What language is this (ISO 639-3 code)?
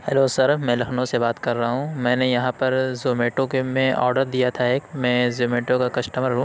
urd